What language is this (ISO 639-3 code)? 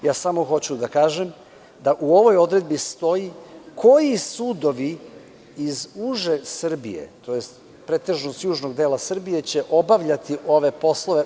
srp